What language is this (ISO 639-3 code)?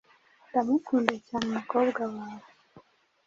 kin